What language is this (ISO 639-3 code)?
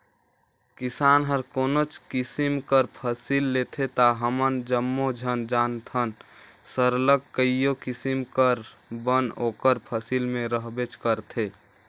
hne